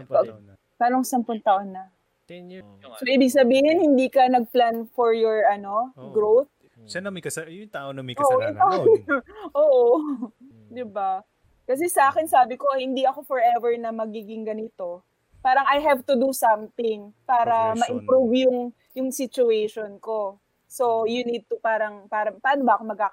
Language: Filipino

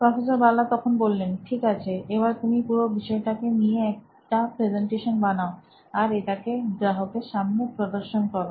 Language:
Bangla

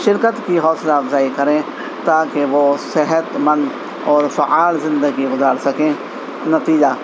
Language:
Urdu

